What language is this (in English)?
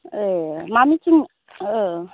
Bodo